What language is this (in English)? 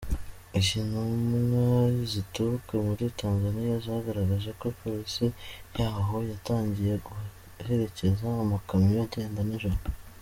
Kinyarwanda